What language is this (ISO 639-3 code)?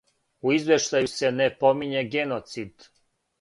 srp